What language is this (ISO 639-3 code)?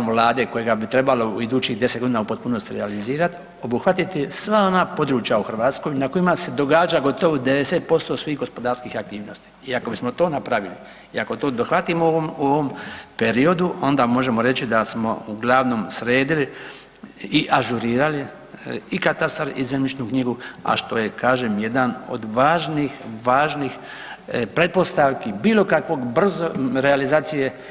hrv